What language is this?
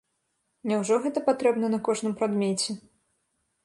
Belarusian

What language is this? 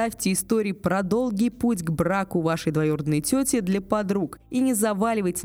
Russian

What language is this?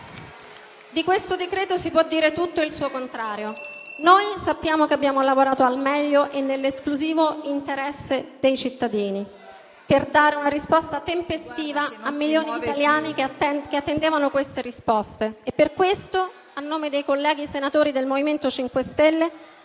Italian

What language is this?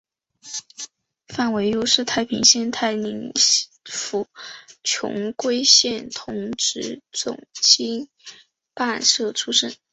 Chinese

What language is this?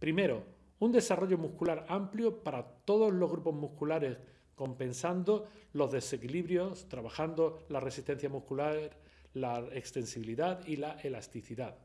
Spanish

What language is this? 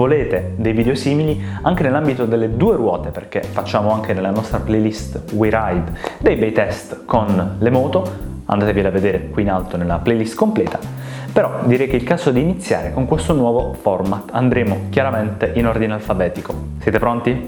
Italian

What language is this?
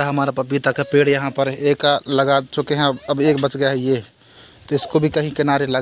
Hindi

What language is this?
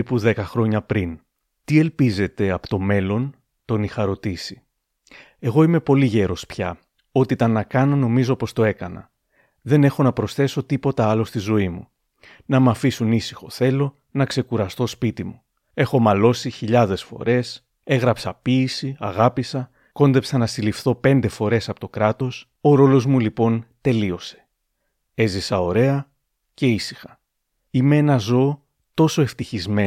Greek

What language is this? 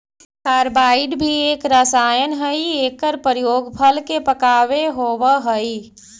Magahi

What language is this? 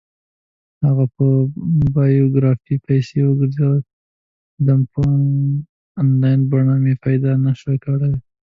Pashto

